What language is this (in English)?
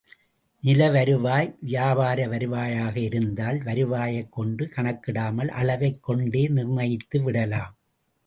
Tamil